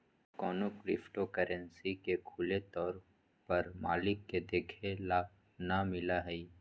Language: Magahi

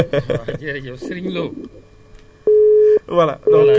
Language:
Wolof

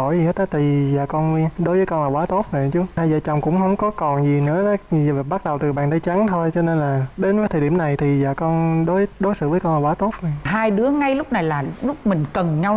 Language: Vietnamese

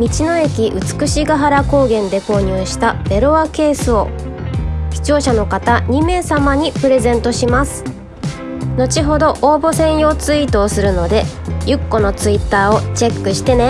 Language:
Japanese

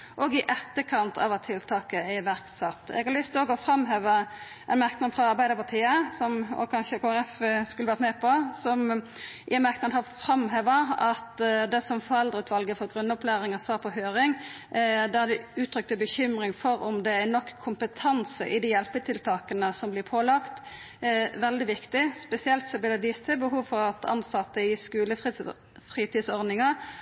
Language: Norwegian Nynorsk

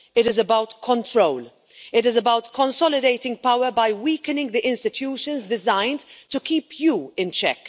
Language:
English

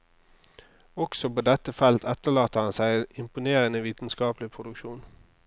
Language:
Norwegian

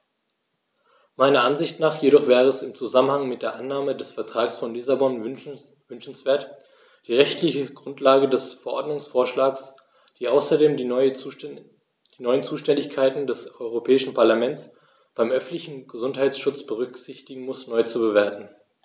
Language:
German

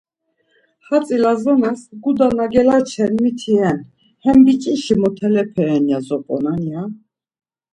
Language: Laz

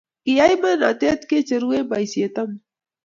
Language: Kalenjin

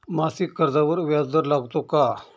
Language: Marathi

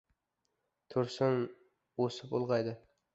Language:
Uzbek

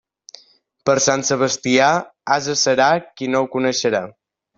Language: Catalan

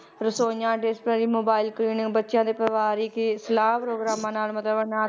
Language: Punjabi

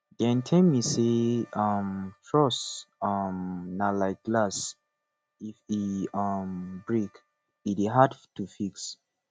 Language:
Nigerian Pidgin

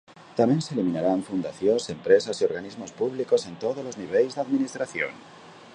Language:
Galician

